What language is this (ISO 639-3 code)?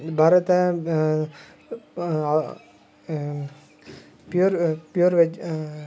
kan